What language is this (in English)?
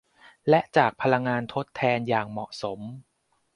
Thai